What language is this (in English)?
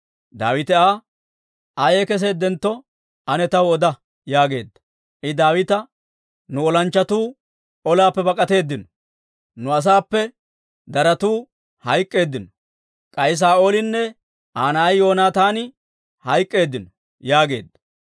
Dawro